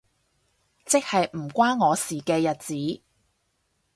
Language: Cantonese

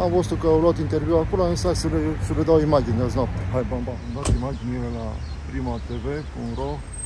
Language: Romanian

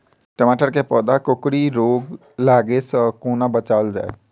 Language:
Maithili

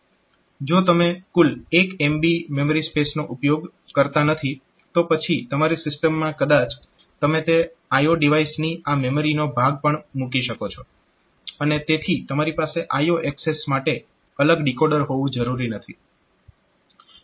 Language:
Gujarati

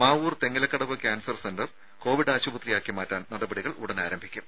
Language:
Malayalam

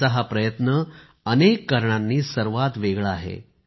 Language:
Marathi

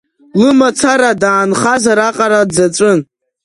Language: Abkhazian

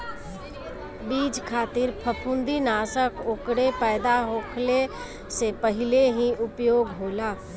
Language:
Bhojpuri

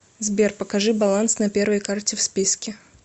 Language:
Russian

